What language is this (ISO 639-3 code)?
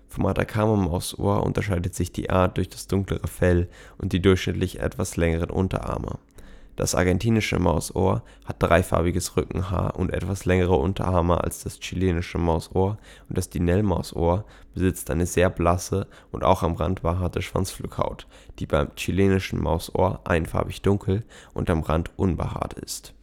deu